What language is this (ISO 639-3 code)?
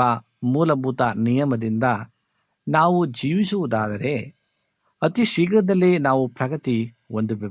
kan